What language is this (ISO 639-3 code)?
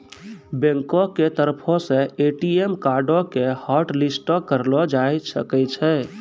mai